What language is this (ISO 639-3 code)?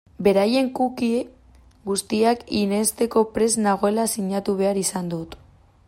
eus